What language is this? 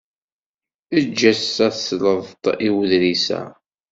Kabyle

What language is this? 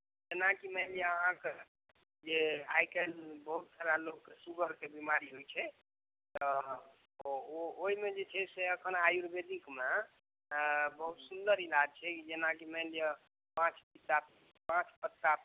Maithili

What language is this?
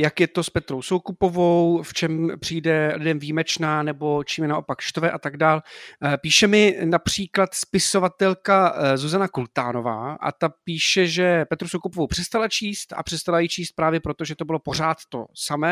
Czech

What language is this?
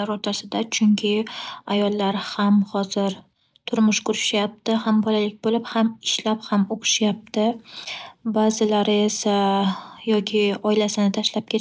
Uzbek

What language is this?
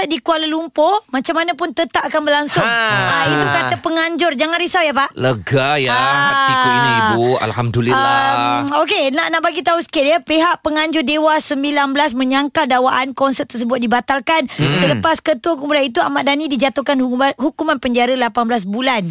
Malay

